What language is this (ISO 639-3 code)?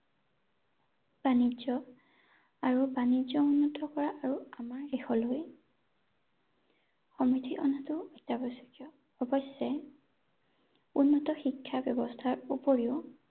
asm